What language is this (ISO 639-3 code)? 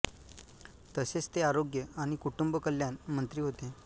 mar